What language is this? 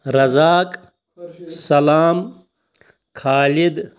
Kashmiri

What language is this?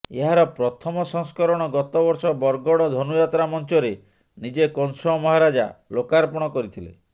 Odia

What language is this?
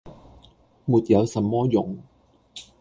Cantonese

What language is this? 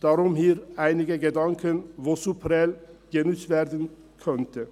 Swiss German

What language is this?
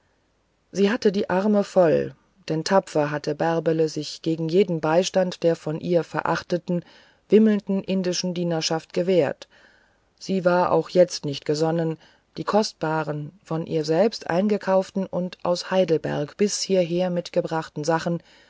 German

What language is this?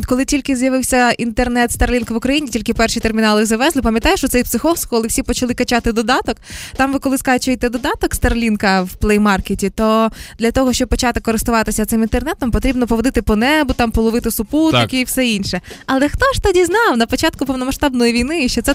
Ukrainian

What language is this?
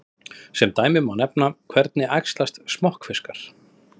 Icelandic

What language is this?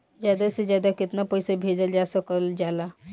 Bhojpuri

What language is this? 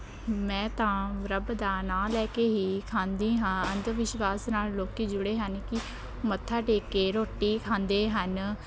Punjabi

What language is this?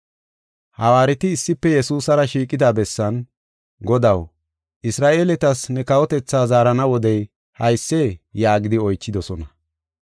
Gofa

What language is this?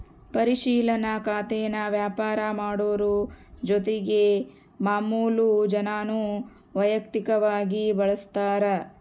Kannada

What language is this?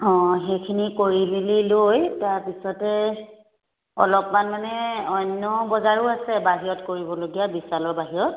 Assamese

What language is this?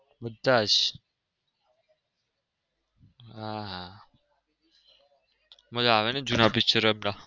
Gujarati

